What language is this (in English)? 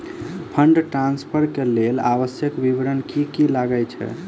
Maithili